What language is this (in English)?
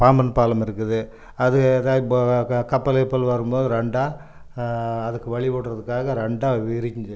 Tamil